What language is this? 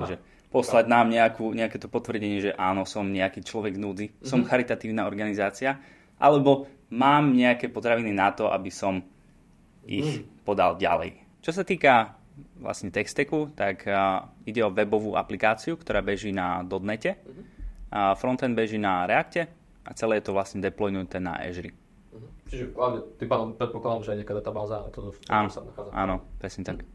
Slovak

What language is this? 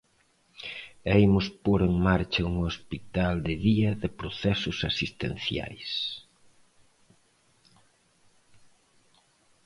Galician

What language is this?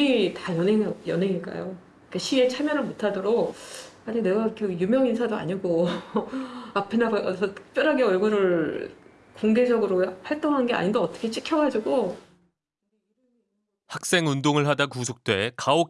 Korean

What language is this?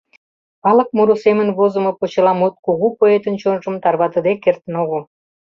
Mari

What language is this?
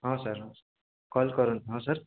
Odia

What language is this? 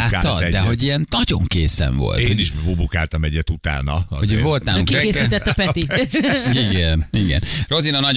Hungarian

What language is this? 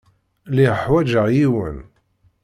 Kabyle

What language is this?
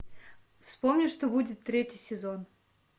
Russian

